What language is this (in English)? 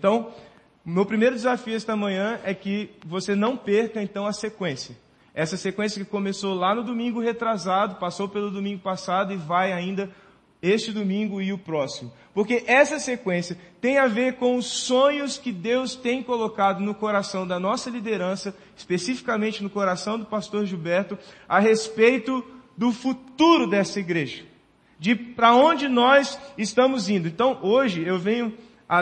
Portuguese